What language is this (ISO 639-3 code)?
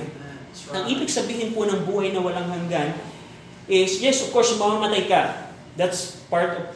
fil